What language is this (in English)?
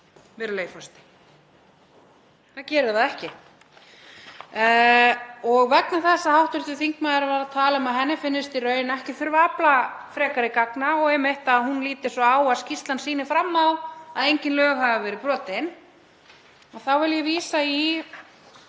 Icelandic